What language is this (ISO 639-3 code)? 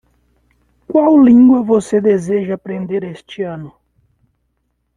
por